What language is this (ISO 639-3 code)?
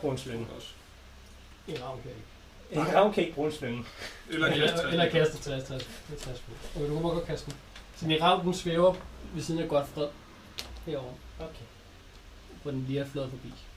dan